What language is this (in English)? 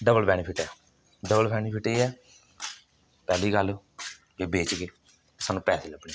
Dogri